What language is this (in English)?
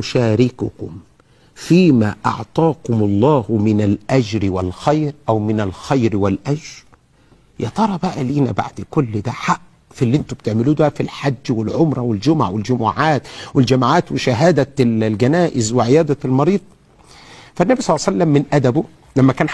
Arabic